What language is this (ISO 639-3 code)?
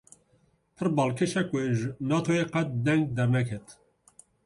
kur